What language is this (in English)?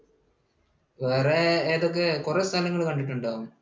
Malayalam